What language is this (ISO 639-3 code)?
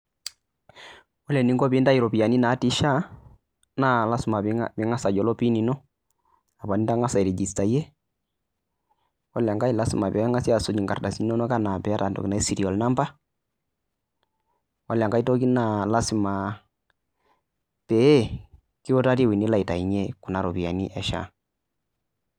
mas